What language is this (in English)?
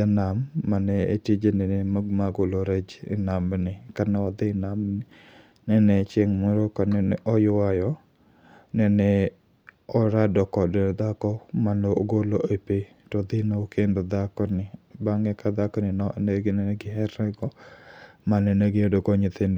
Luo (Kenya and Tanzania)